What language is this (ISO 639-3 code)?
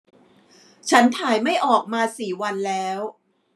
tha